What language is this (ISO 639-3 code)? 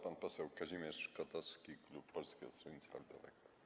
pol